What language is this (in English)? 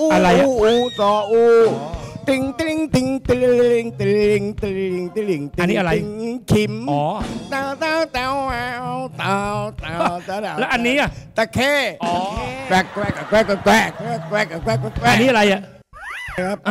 Thai